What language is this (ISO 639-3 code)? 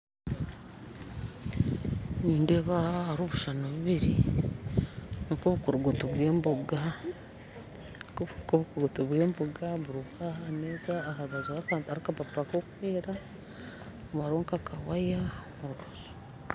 nyn